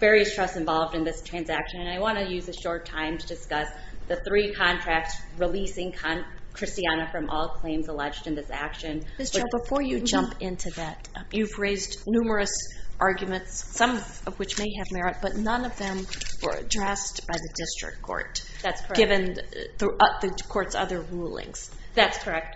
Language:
English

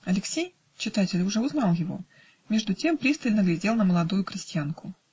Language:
Russian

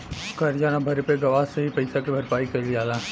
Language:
Bhojpuri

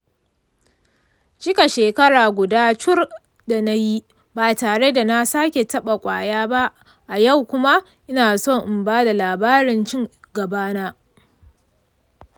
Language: Hausa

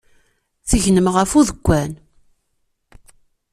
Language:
Kabyle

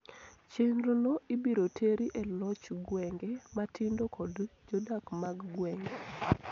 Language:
Luo (Kenya and Tanzania)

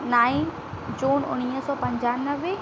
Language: Sindhi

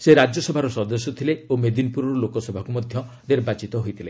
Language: Odia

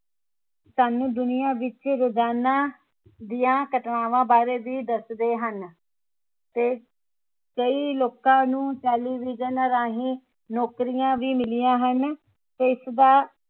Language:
Punjabi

